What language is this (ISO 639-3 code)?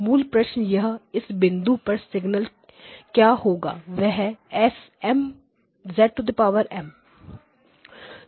hin